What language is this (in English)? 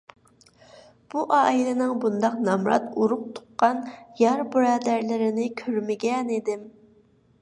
Uyghur